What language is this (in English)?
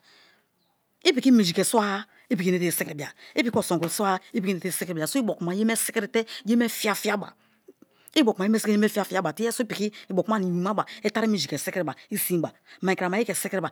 Kalabari